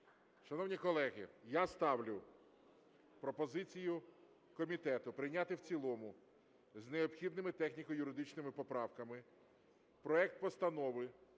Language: Ukrainian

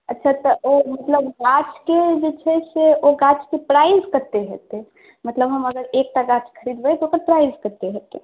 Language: Maithili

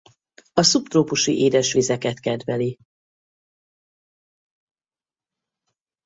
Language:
Hungarian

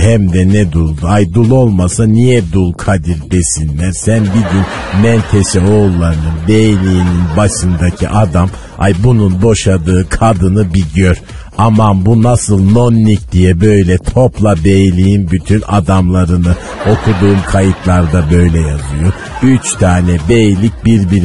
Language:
Turkish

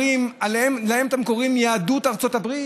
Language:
Hebrew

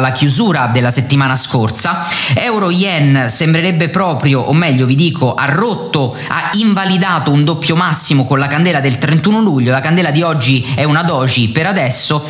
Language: Italian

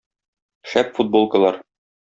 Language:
Tatar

